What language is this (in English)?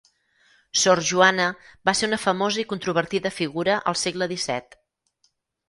Catalan